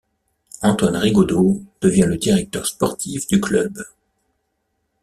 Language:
French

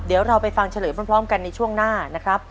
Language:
Thai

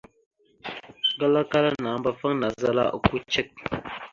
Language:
Mada (Cameroon)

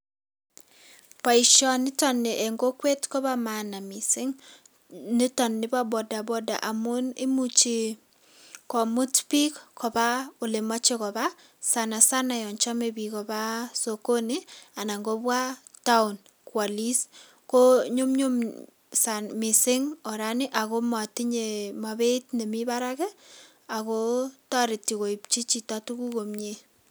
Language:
Kalenjin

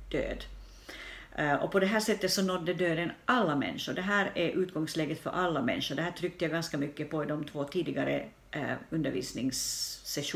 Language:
Swedish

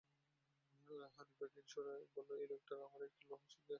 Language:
Bangla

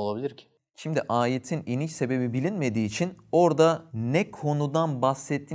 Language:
Turkish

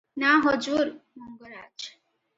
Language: Odia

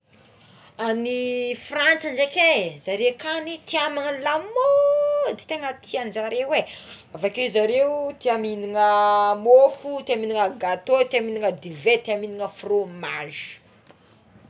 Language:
Tsimihety Malagasy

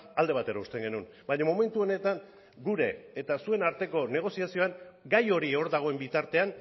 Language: Basque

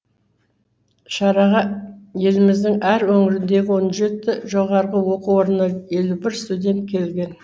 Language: Kazakh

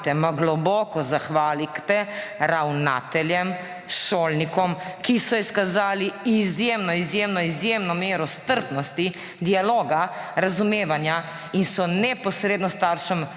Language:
Slovenian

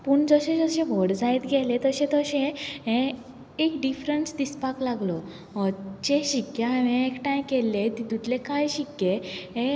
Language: Konkani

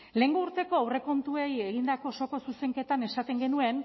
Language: Basque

